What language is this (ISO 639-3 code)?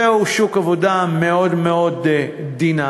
heb